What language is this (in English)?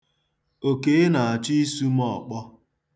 Igbo